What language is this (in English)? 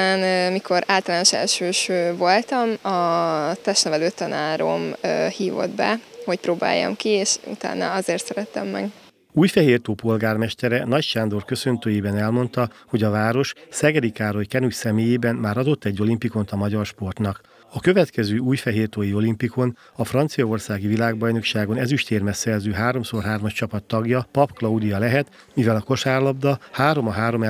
Hungarian